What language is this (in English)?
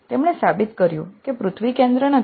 Gujarati